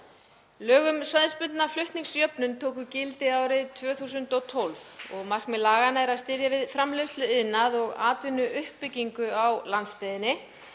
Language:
Icelandic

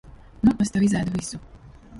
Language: Latvian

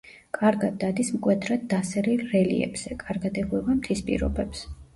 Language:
Georgian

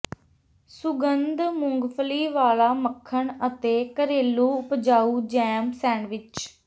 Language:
Punjabi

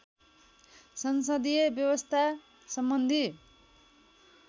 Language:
Nepali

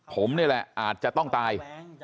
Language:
Thai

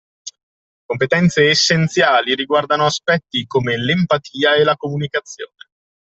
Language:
Italian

